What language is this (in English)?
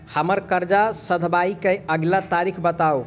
Maithili